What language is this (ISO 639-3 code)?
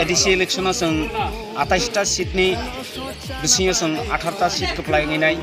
ind